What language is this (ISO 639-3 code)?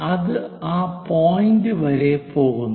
mal